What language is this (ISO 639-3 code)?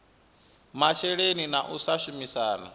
ven